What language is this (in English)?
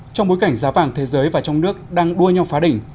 Vietnamese